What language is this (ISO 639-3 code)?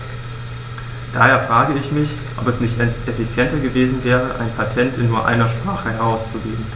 deu